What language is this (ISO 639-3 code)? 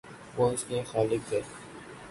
urd